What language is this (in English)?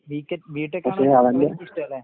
Malayalam